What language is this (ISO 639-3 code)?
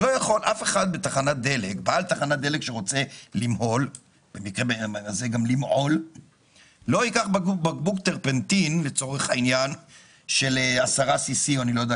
heb